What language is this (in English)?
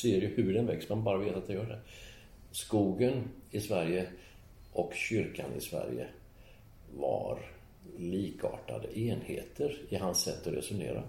Swedish